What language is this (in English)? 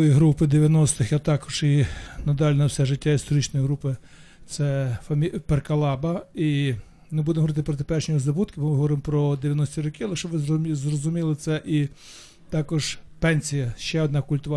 Ukrainian